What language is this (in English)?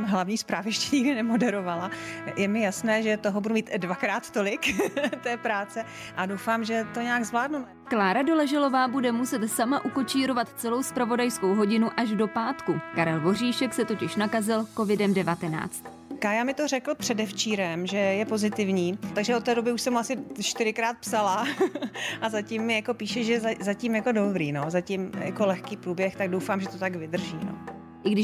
Czech